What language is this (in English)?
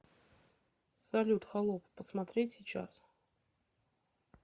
Russian